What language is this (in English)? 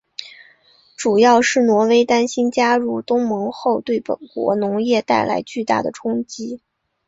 Chinese